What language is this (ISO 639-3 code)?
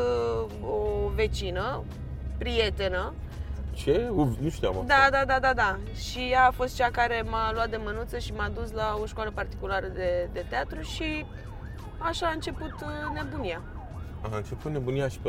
ron